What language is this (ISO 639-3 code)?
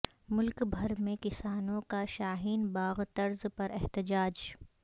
urd